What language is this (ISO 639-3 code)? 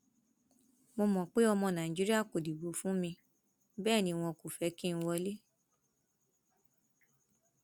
yor